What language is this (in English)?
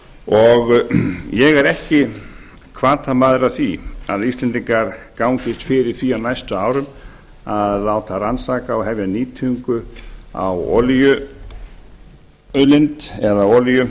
Icelandic